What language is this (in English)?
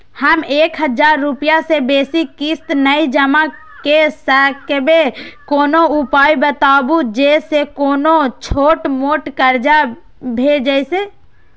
Maithili